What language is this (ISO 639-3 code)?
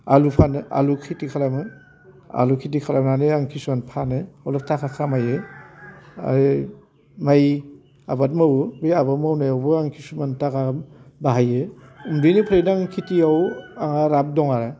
brx